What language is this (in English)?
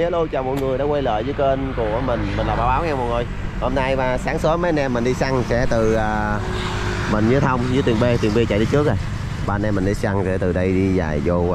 Vietnamese